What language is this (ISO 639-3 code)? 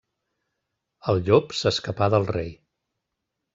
cat